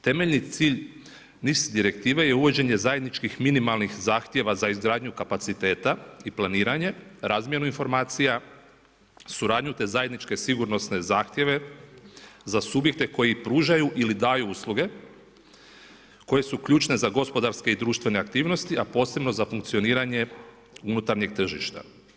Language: Croatian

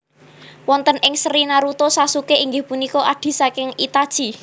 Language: Javanese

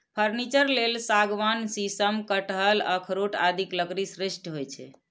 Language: Maithili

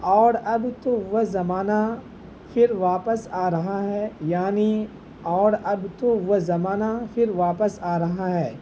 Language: Urdu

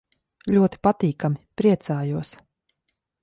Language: Latvian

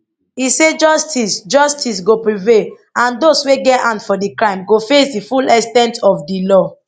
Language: Nigerian Pidgin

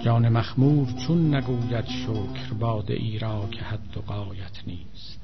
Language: Persian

